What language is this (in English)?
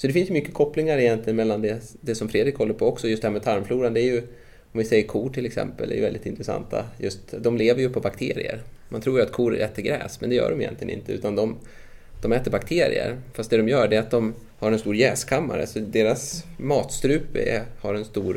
Swedish